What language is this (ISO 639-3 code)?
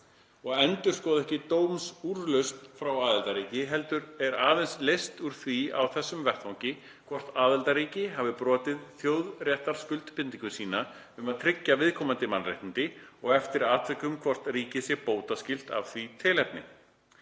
isl